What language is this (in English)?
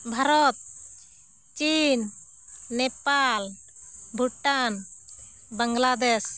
Santali